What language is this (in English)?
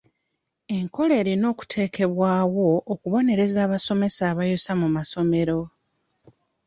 Ganda